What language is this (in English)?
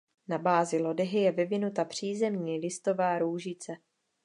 Czech